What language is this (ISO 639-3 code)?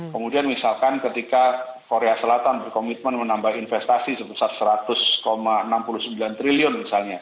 ind